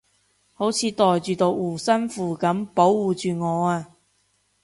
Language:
Cantonese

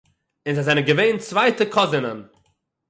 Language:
Yiddish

